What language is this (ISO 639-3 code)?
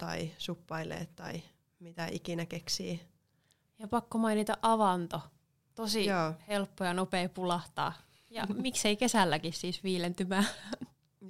fin